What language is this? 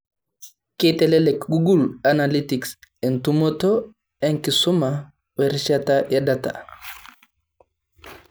Masai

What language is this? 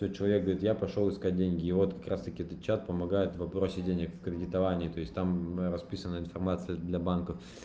Russian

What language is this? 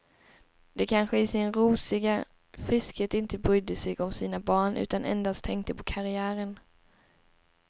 Swedish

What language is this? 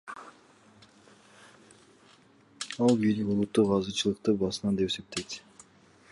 Kyrgyz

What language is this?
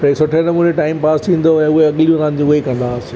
Sindhi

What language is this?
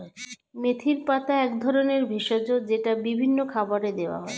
Bangla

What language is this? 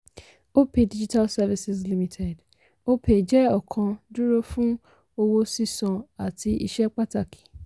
Yoruba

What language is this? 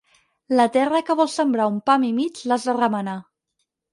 Catalan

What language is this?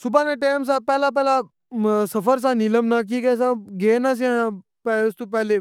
Pahari-Potwari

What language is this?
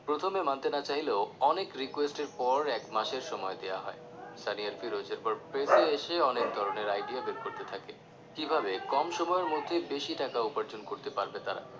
Bangla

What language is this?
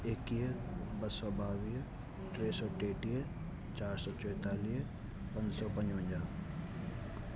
Sindhi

